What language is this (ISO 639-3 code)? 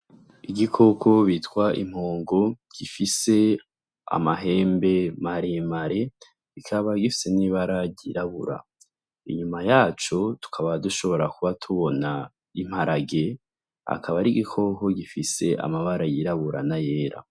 run